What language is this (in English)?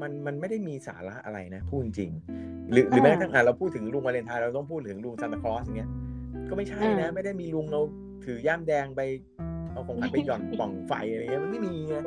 Thai